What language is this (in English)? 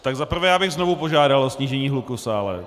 Czech